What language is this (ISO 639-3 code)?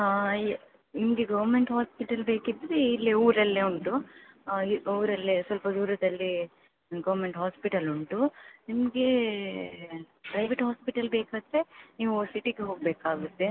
kan